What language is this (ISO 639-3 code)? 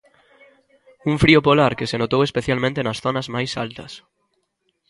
glg